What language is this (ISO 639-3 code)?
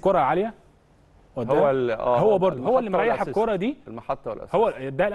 ara